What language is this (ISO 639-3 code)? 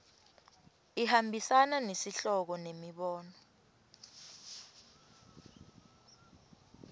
ssw